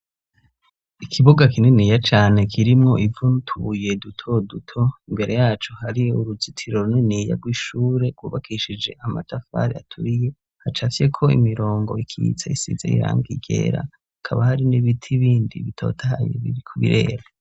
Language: Rundi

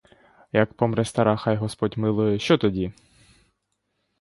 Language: Ukrainian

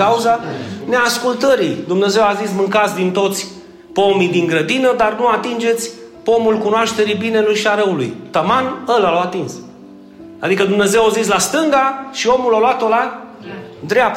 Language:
Romanian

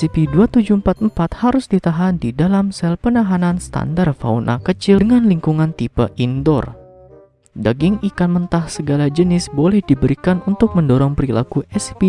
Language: Indonesian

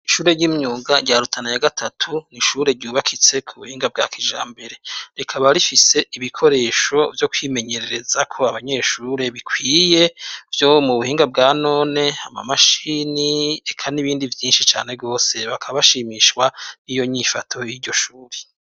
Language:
Rundi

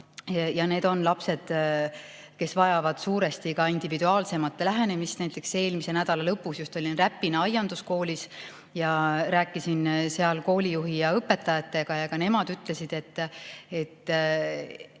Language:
Estonian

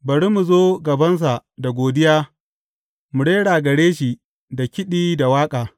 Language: Hausa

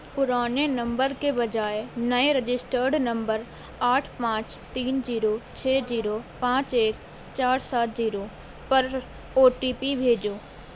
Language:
Urdu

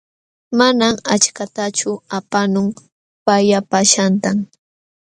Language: Jauja Wanca Quechua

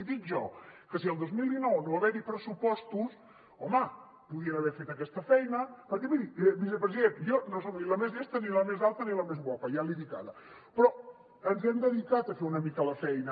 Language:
Catalan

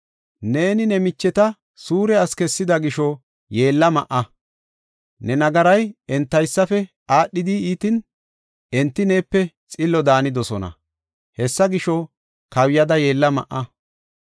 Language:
Gofa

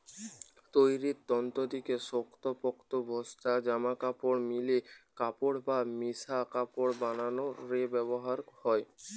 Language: Bangla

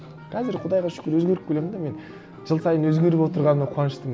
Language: Kazakh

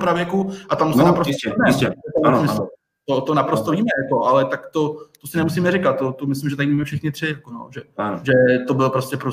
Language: Czech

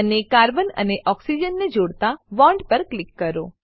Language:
Gujarati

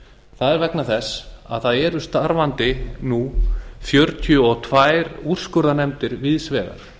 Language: Icelandic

